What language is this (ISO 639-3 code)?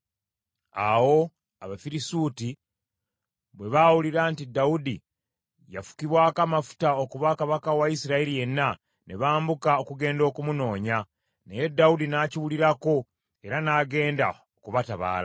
lug